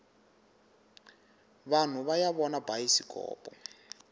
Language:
Tsonga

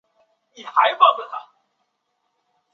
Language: Chinese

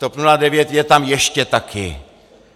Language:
Czech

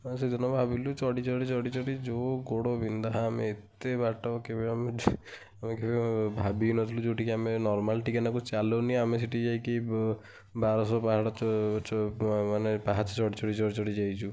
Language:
Odia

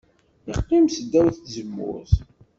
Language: Kabyle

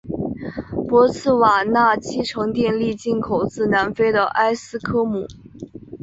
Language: Chinese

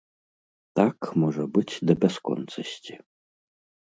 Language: Belarusian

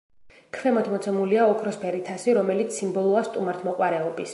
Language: Georgian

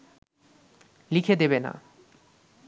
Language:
Bangla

